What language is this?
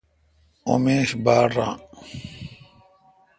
Kalkoti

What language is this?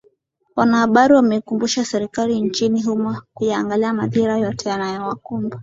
Swahili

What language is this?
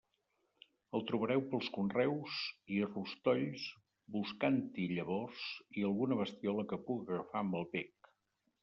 Catalan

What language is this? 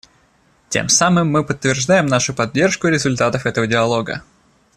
Russian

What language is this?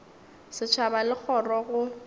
Northern Sotho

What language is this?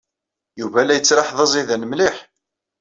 Kabyle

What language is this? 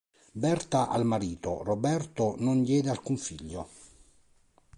Italian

